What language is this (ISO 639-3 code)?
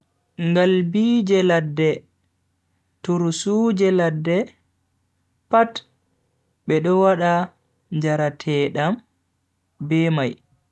fui